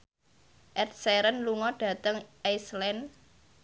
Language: Javanese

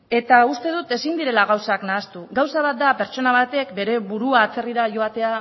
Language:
Basque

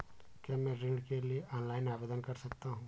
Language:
Hindi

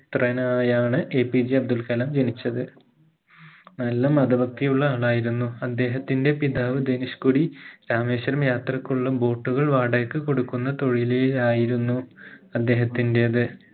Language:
Malayalam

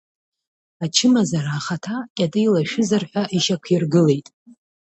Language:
Abkhazian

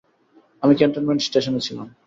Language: Bangla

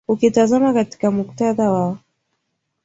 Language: Swahili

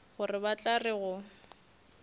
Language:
Northern Sotho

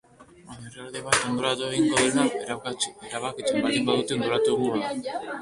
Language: Basque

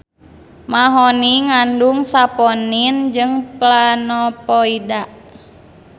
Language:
Sundanese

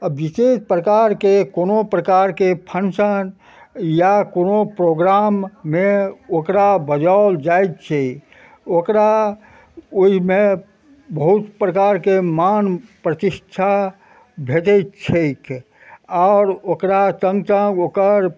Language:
Maithili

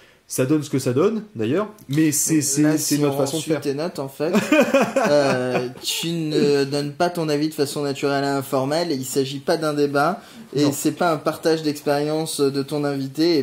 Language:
French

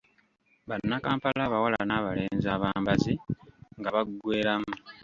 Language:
Ganda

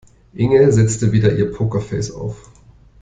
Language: German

